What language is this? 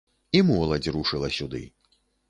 Belarusian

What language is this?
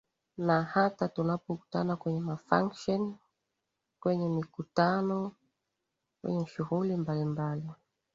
Swahili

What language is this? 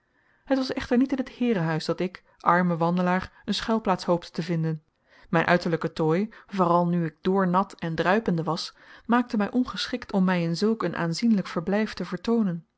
Dutch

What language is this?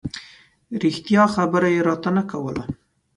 Pashto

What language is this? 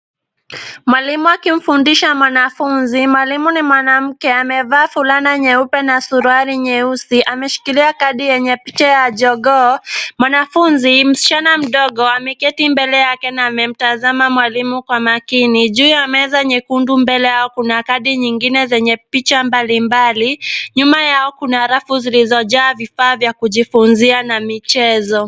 Swahili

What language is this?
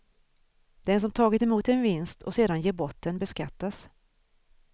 Swedish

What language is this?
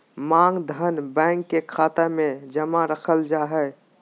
Magahi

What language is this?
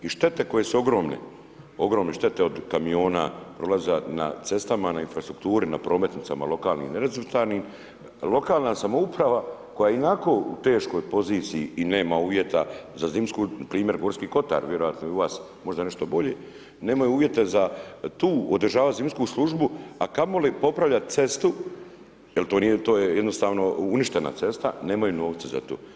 Croatian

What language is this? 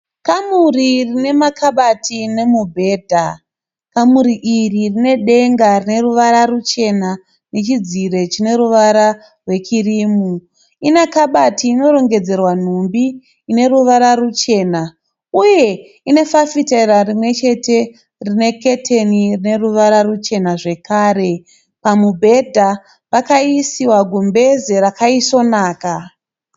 Shona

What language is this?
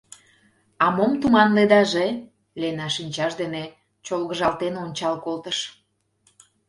Mari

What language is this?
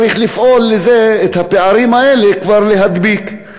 Hebrew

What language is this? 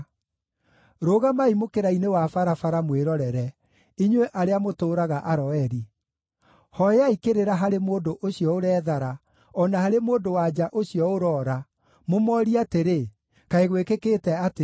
Kikuyu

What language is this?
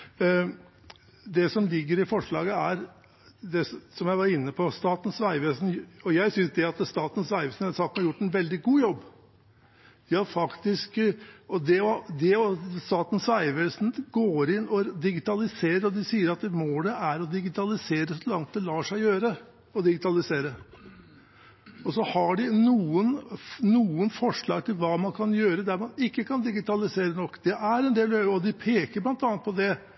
Norwegian Bokmål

